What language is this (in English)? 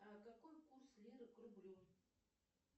Russian